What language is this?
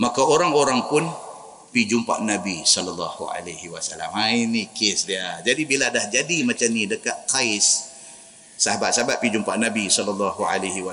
Malay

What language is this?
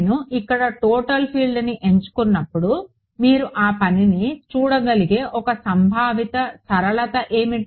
Telugu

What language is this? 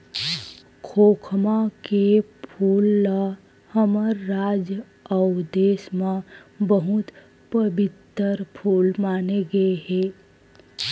Chhattisgarhi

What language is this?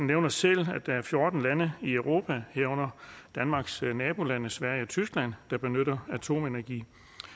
Danish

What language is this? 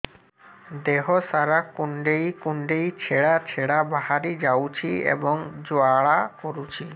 Odia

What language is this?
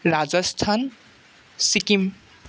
Assamese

